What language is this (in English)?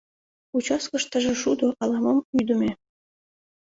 Mari